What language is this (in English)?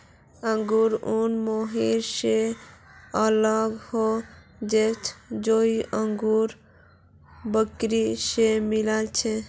Magahi